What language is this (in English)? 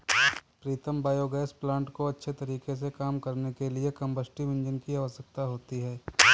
Hindi